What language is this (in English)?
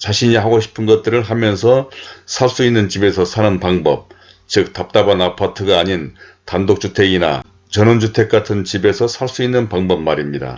Korean